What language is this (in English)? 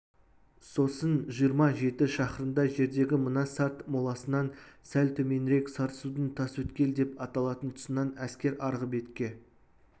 Kazakh